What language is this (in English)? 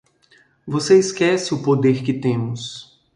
Portuguese